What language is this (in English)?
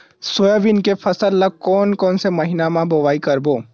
Chhattisgarhi